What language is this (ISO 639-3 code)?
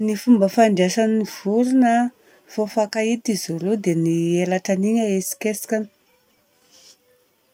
bzc